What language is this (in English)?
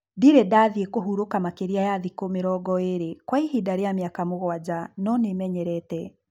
Kikuyu